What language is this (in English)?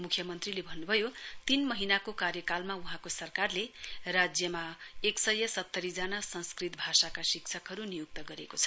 Nepali